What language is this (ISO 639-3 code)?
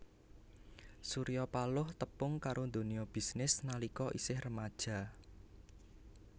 jav